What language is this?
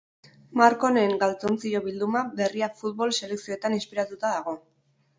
Basque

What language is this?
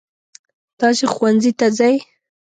Pashto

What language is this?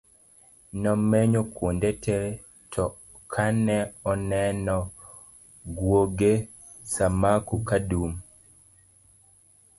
Luo (Kenya and Tanzania)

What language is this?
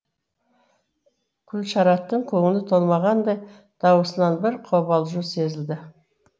Kazakh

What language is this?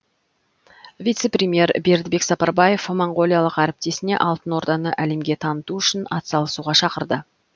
Kazakh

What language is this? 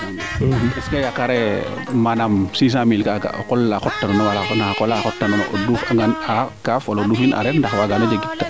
Serer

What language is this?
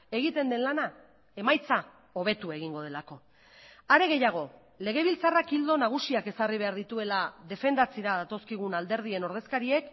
Basque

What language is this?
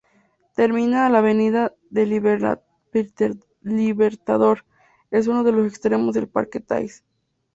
Spanish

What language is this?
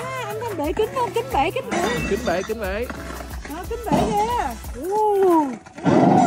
Vietnamese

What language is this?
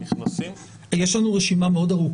Hebrew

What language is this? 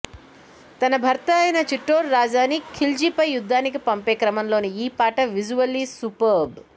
Telugu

